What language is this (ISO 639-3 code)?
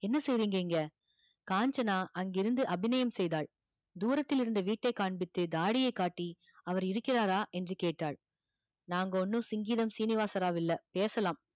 tam